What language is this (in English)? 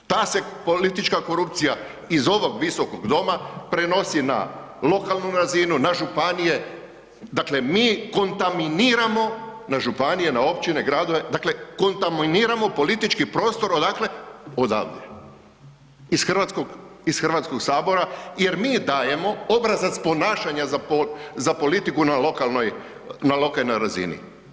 Croatian